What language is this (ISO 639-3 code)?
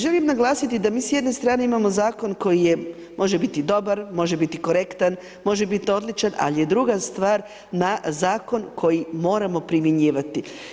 hrv